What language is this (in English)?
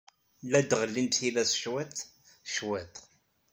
Kabyle